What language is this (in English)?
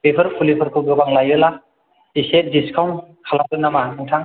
Bodo